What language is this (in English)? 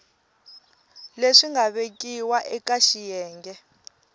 Tsonga